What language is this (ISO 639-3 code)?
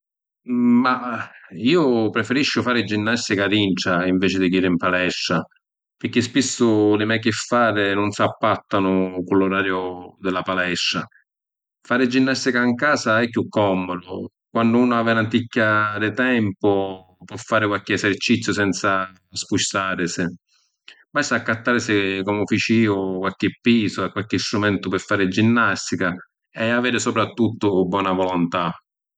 scn